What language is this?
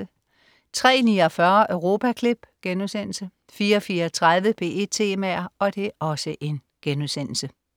Danish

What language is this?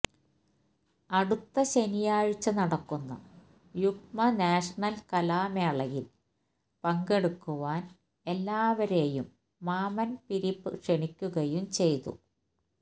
Malayalam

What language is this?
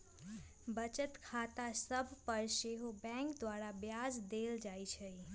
Magahi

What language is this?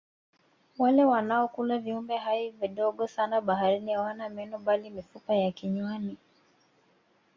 Swahili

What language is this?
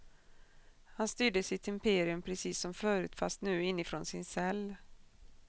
Swedish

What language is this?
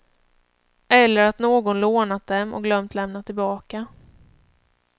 Swedish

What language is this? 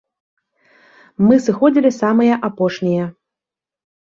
Belarusian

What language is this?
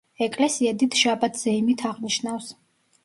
Georgian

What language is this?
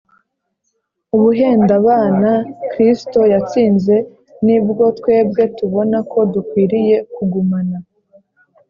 Kinyarwanda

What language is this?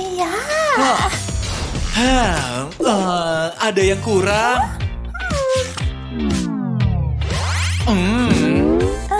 Indonesian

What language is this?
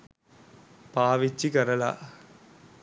Sinhala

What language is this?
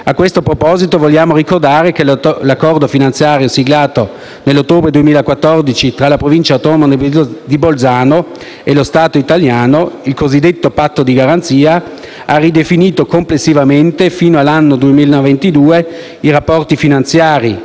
Italian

